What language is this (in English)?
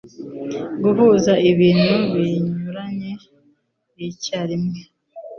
Kinyarwanda